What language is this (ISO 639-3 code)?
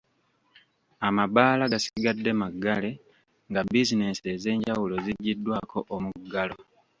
lug